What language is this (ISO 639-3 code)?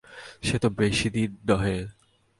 ben